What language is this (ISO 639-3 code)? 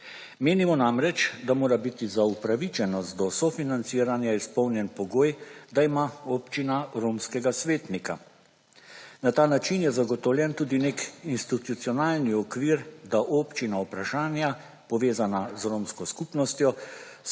slv